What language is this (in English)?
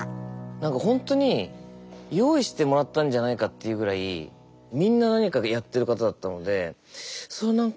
Japanese